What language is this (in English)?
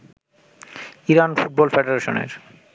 Bangla